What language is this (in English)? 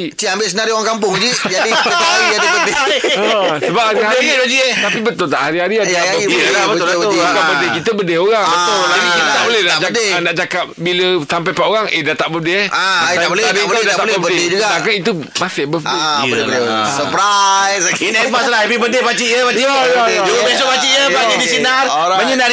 Malay